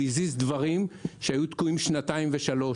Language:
Hebrew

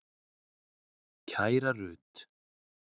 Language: Icelandic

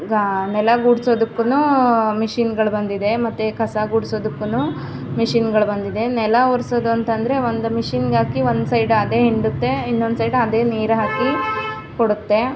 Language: Kannada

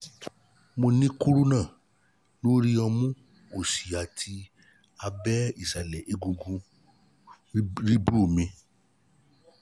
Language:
Yoruba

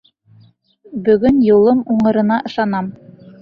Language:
Bashkir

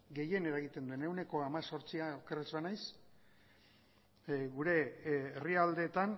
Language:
Basque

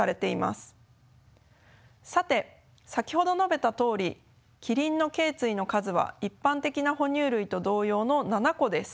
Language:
Japanese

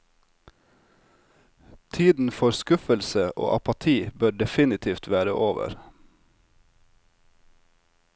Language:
Norwegian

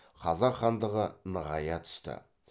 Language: Kazakh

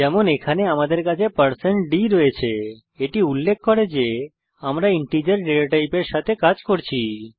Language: Bangla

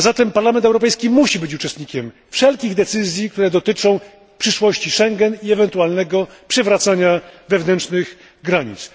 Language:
Polish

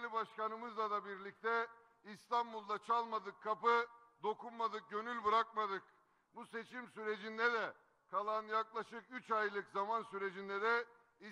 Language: Turkish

